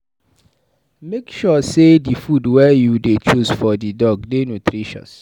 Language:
Nigerian Pidgin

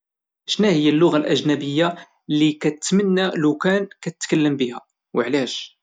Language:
Moroccan Arabic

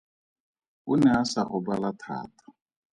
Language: Tswana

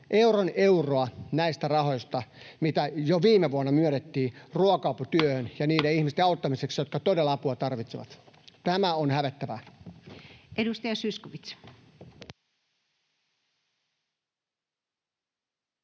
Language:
Finnish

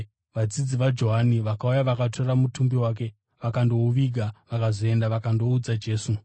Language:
Shona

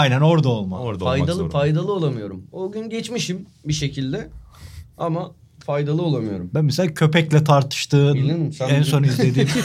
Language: Turkish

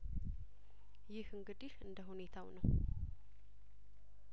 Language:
Amharic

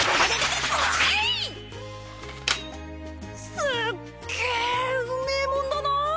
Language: Japanese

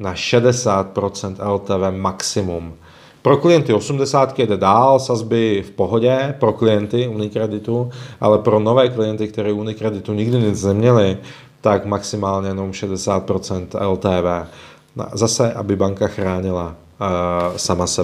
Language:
Czech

